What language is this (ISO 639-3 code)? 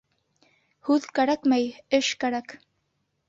bak